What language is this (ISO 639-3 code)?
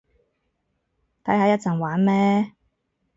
yue